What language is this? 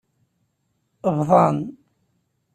Kabyle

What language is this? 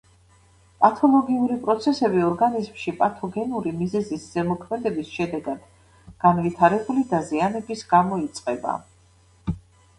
Georgian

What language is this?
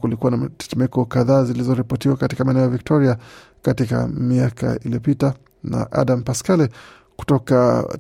Swahili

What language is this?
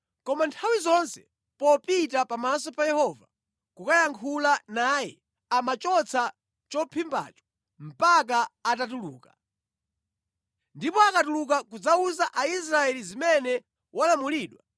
Nyanja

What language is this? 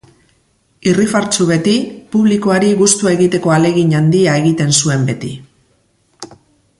Basque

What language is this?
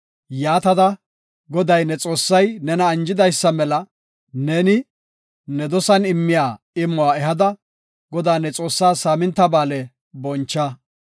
Gofa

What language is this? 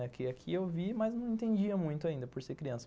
Portuguese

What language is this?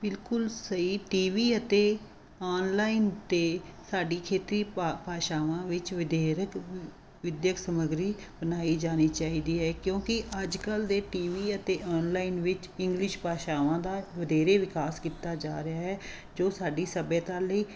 Punjabi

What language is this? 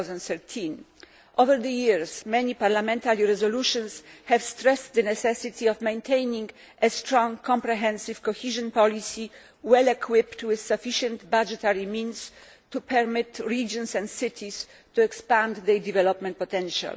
English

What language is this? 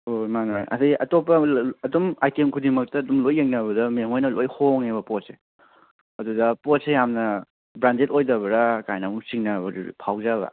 Manipuri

